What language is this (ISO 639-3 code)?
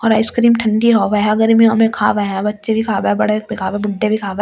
hin